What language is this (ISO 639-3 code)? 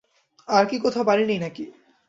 ben